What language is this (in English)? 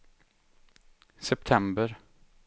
Swedish